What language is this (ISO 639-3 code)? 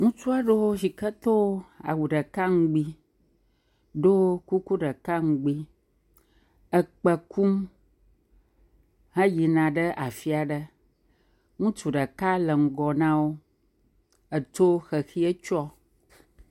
ewe